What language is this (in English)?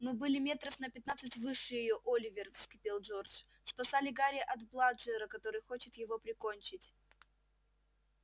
Russian